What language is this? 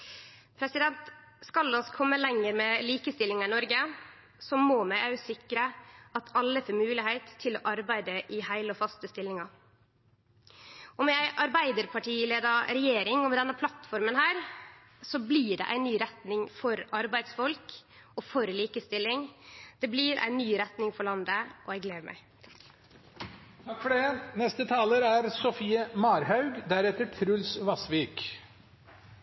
Norwegian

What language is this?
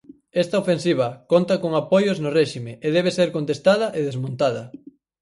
Galician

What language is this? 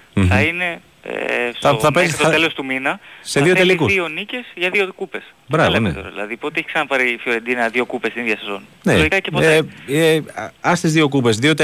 Greek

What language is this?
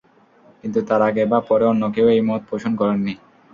Bangla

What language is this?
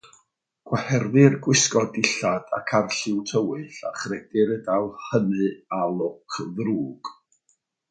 Welsh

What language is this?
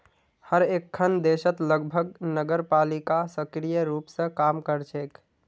Magahi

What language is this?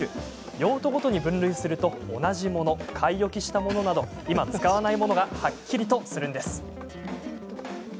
Japanese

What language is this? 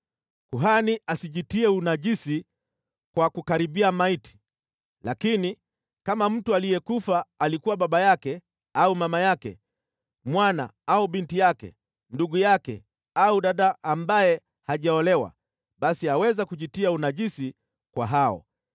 Swahili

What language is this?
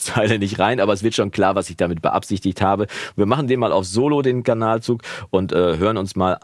German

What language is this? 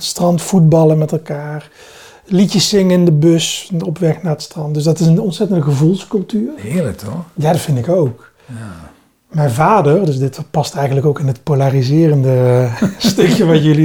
Dutch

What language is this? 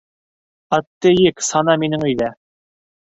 Bashkir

